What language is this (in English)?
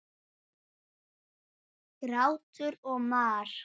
Icelandic